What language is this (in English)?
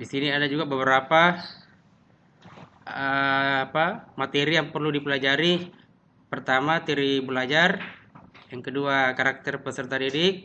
Indonesian